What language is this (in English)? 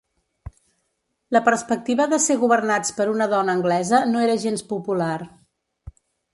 Catalan